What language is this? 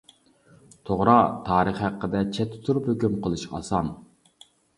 Uyghur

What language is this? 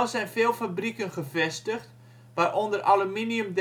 Dutch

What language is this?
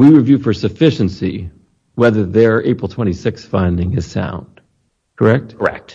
English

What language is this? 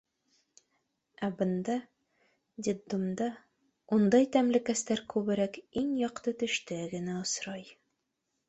Bashkir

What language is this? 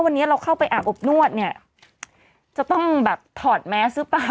Thai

